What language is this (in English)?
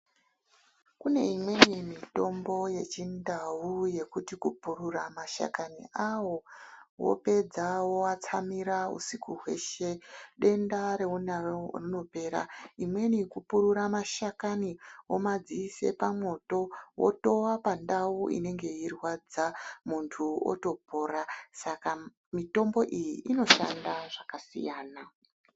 Ndau